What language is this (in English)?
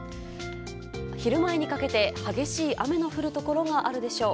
Japanese